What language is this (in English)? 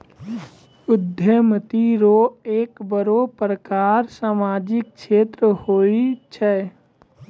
Maithili